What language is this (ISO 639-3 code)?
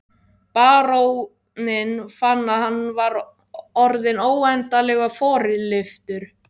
isl